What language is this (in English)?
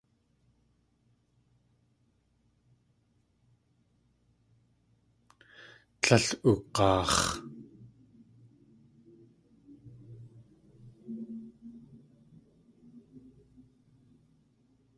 Tlingit